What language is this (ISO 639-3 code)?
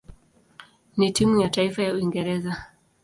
swa